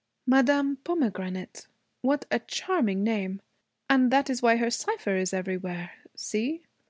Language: English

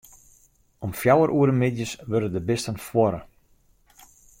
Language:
Western Frisian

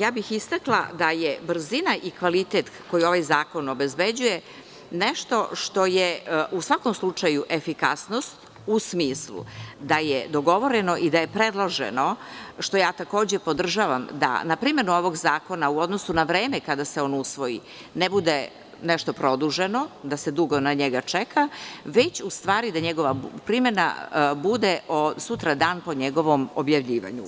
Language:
Serbian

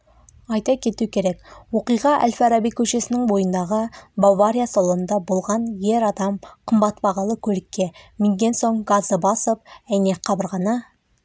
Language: Kazakh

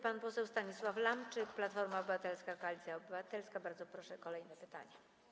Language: Polish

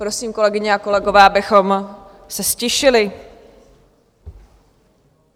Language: Czech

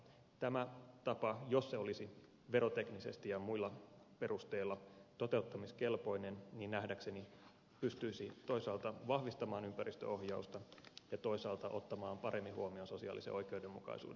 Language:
Finnish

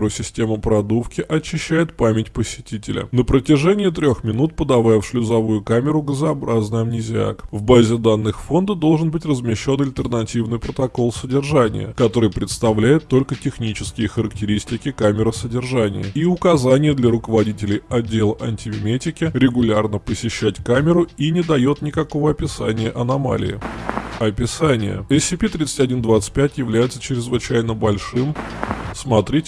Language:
Russian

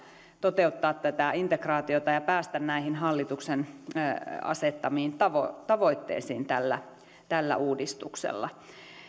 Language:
Finnish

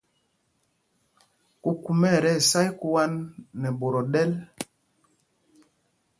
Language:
Mpumpong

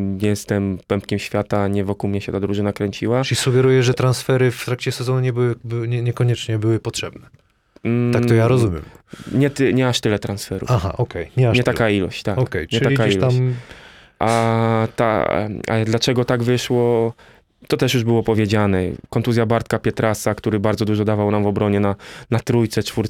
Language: Polish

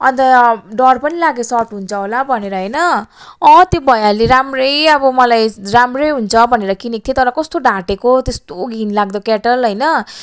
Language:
Nepali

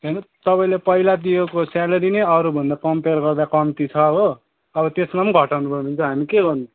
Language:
Nepali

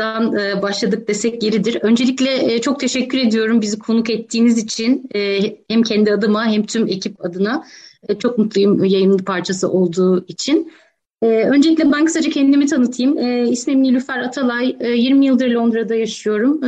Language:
Turkish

